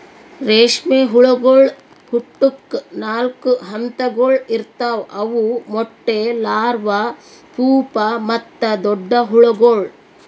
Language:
Kannada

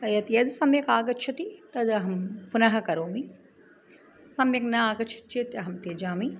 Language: Sanskrit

